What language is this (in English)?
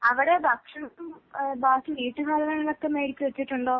Malayalam